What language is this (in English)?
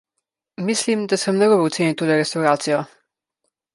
Slovenian